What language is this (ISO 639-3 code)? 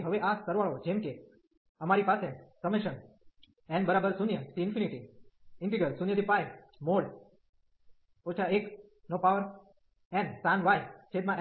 guj